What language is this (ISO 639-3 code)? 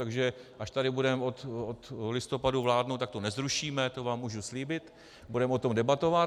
ces